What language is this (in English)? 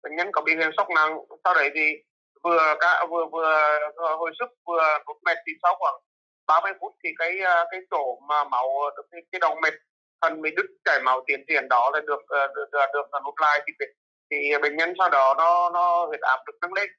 Vietnamese